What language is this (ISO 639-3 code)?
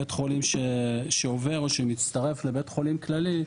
heb